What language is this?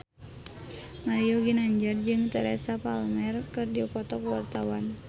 Sundanese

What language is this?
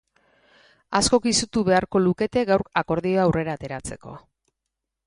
Basque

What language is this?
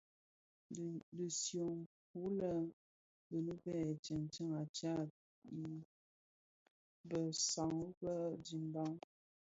Bafia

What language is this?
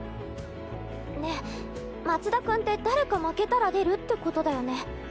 Japanese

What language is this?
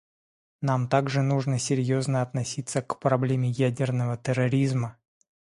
Russian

